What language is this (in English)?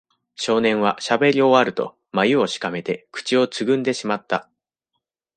Japanese